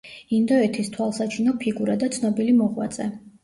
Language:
Georgian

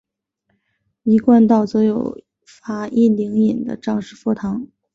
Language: Chinese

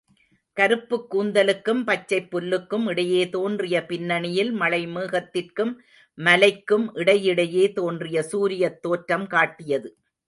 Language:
Tamil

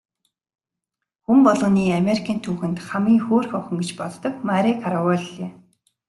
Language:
Mongolian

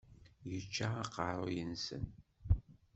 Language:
Kabyle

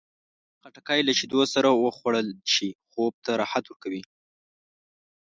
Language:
Pashto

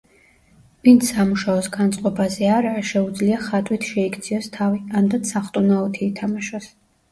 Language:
Georgian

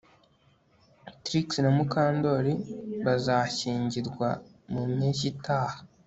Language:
Kinyarwanda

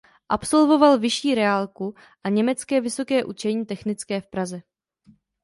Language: Czech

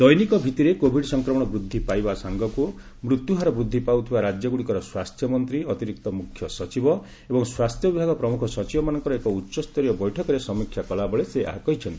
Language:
Odia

